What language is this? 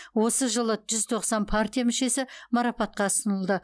Kazakh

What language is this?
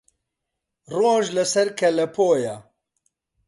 Central Kurdish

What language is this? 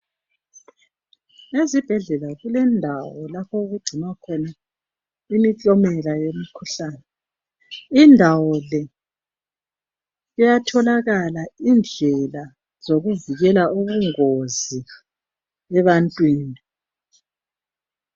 North Ndebele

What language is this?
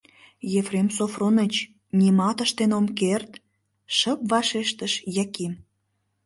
Mari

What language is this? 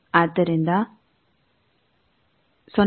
Kannada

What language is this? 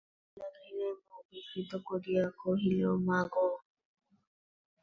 Bangla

